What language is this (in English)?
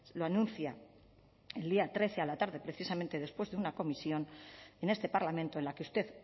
Spanish